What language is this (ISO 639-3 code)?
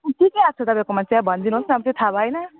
nep